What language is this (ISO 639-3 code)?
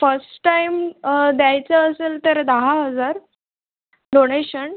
mar